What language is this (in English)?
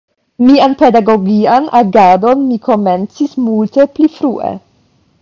Esperanto